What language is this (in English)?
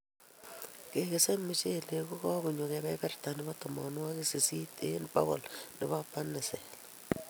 Kalenjin